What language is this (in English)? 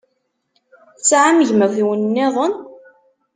Kabyle